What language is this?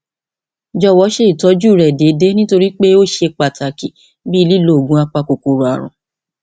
Yoruba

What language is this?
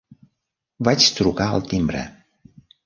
Catalan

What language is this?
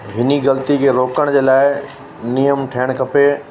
Sindhi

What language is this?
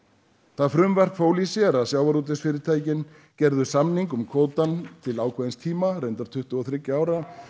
Icelandic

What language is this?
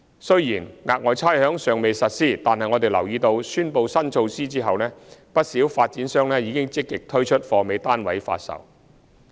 Cantonese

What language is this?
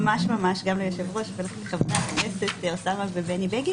Hebrew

